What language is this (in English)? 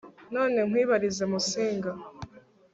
Kinyarwanda